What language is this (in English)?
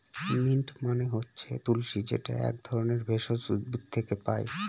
Bangla